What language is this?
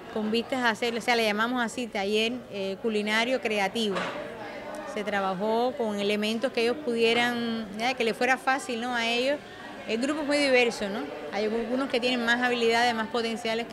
Spanish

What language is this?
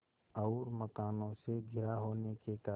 Hindi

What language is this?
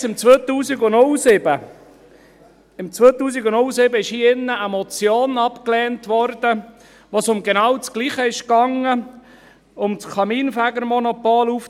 Swiss German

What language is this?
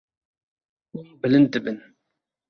Kurdish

